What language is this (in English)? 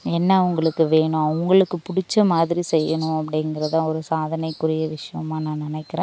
Tamil